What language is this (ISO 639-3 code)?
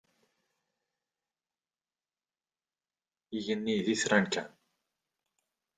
kab